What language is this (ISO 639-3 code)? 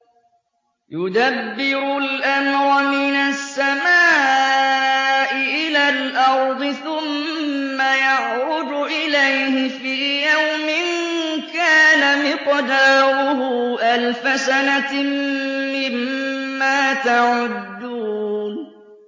ara